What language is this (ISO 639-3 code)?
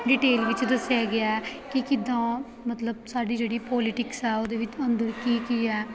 pan